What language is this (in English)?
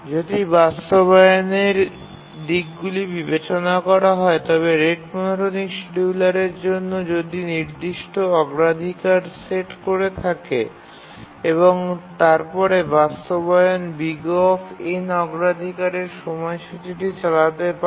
Bangla